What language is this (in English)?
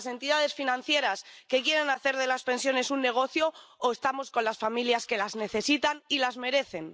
Spanish